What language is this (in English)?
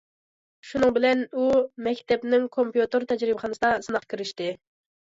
Uyghur